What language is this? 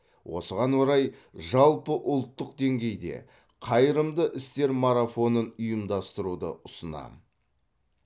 Kazakh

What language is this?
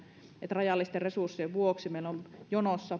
Finnish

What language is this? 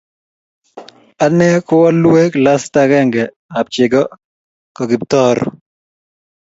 Kalenjin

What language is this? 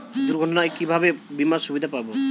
Bangla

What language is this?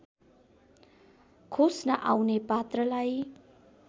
Nepali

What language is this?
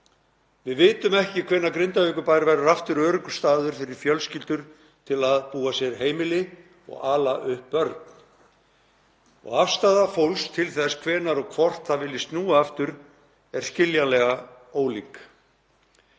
Icelandic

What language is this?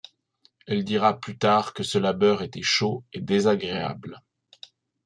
French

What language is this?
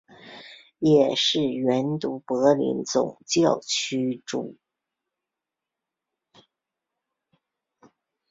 Chinese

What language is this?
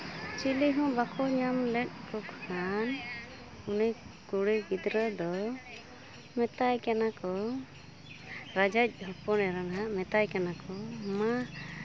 Santali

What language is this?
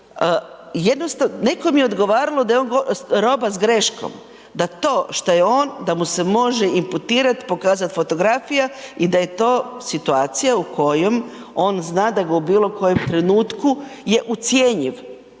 Croatian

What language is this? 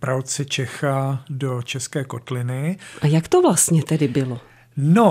Czech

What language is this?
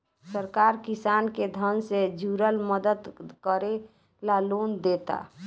Bhojpuri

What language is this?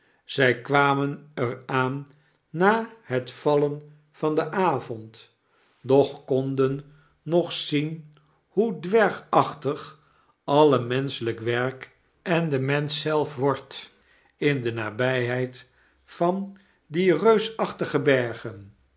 Dutch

